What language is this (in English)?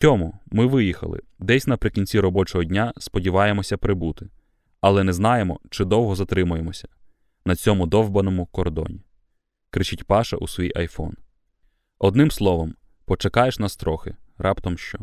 Ukrainian